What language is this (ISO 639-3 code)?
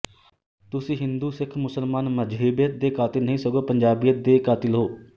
pan